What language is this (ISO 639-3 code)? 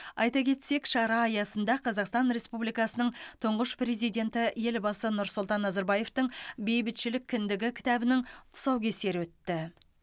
kaz